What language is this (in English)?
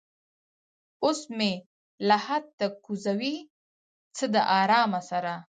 Pashto